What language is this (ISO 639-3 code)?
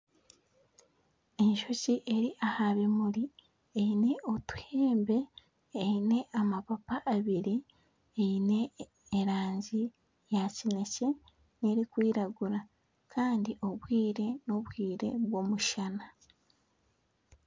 nyn